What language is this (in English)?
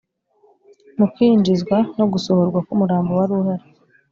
Kinyarwanda